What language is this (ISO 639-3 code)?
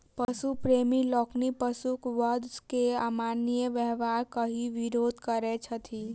mai